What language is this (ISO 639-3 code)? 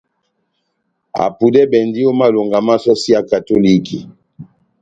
bnm